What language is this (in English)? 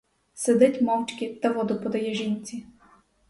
Ukrainian